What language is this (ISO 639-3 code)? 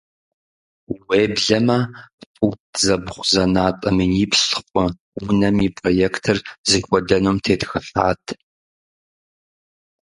kbd